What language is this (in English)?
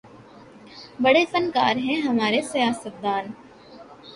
Urdu